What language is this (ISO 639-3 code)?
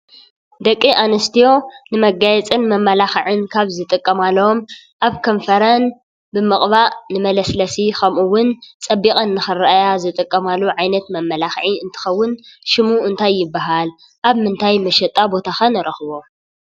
tir